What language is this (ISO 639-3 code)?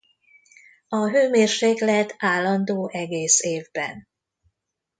hun